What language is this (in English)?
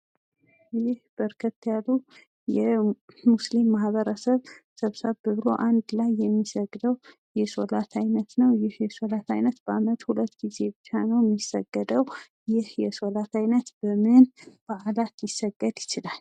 Amharic